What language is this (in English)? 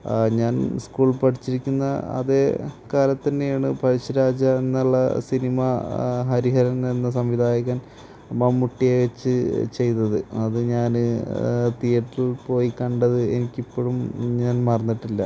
Malayalam